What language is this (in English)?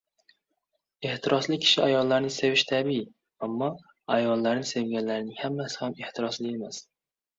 Uzbek